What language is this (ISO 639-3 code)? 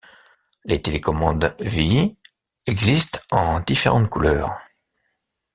fra